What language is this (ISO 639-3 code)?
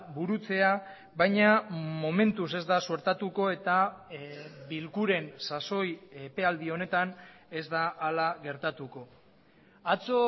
eus